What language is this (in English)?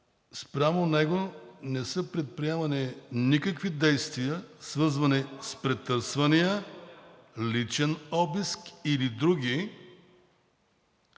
Bulgarian